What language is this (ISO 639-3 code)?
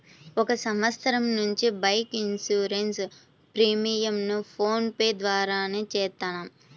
tel